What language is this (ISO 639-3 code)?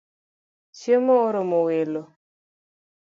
luo